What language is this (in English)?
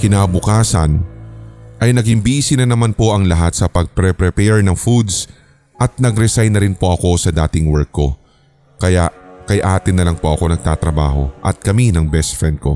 Filipino